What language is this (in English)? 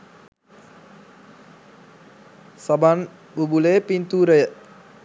Sinhala